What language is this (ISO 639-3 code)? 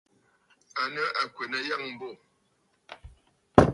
bfd